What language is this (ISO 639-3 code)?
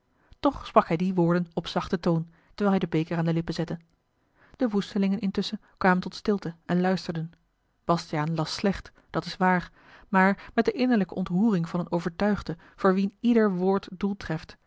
nld